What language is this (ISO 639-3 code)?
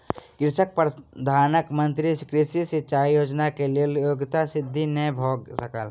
mai